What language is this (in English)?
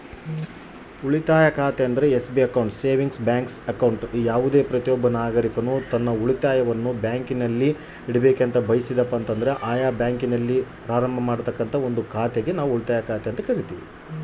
Kannada